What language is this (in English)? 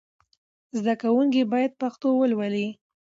Pashto